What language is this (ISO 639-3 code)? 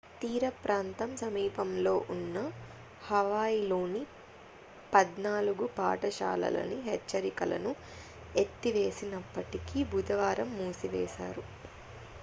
tel